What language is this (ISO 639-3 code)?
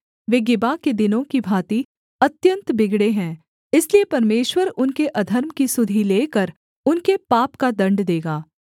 hin